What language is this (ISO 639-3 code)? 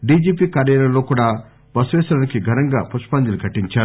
tel